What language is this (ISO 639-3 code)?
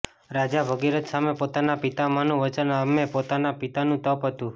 guj